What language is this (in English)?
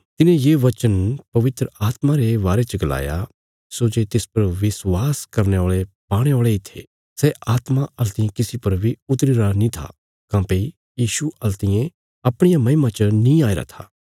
Bilaspuri